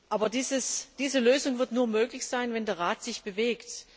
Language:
German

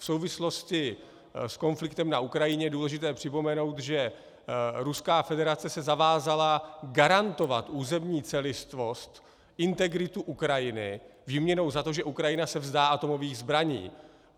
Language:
Czech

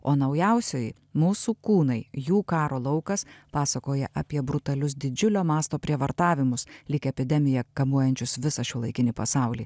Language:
Lithuanian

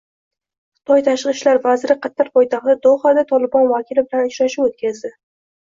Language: Uzbek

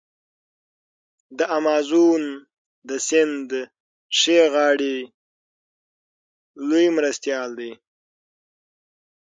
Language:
Pashto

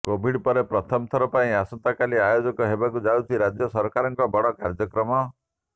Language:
Odia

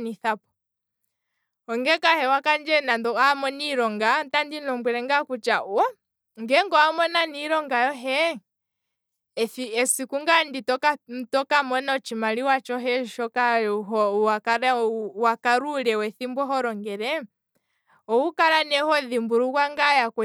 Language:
Kwambi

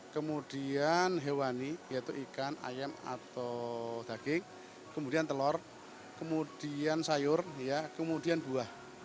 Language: Indonesian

